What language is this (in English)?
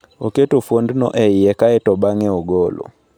Luo (Kenya and Tanzania)